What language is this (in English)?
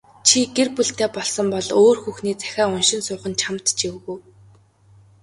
Mongolian